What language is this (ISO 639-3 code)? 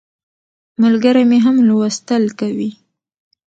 pus